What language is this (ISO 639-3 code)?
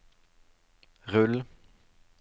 nor